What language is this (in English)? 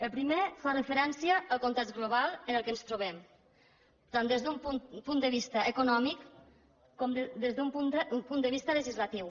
Catalan